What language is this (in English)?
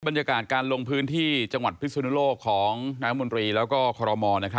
Thai